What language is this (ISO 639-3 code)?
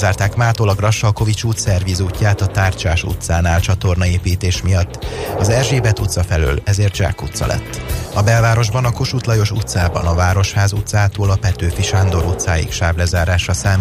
hun